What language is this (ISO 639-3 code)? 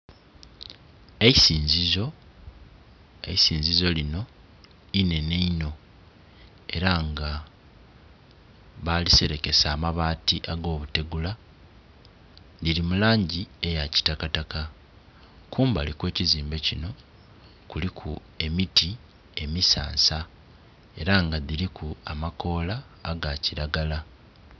xog